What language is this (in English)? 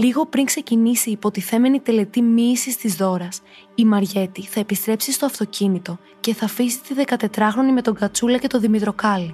Greek